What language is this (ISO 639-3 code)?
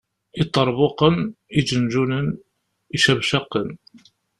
kab